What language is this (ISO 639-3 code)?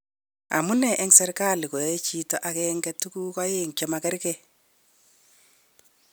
kln